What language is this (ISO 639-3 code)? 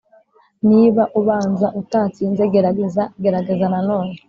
kin